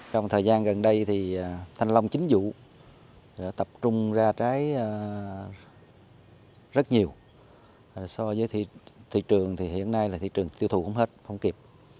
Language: Vietnamese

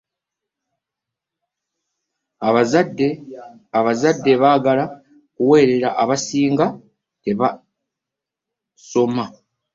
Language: Ganda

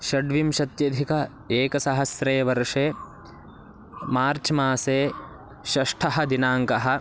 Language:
Sanskrit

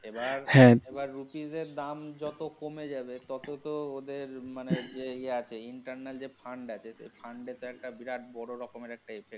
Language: Bangla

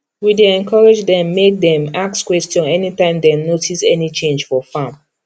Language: Nigerian Pidgin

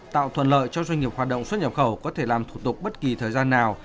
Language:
Vietnamese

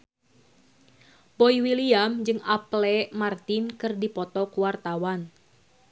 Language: Sundanese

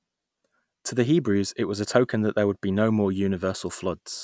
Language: English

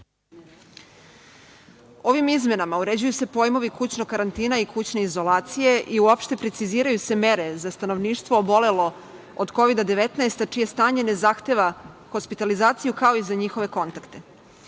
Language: Serbian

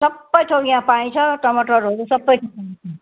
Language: Nepali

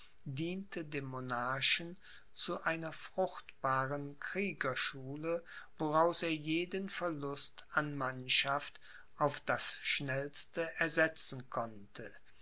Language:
German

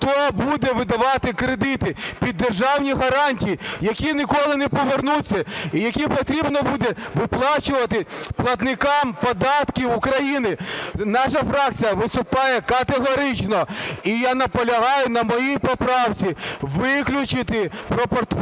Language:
Ukrainian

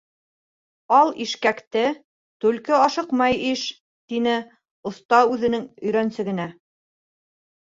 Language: Bashkir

